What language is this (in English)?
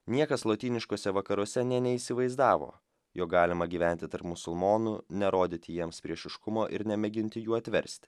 Lithuanian